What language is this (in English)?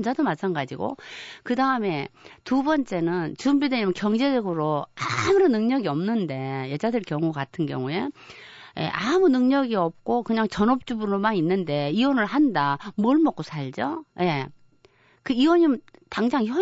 Korean